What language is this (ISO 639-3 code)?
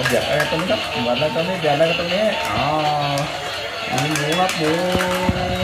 tha